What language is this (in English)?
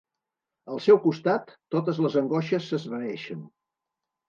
Catalan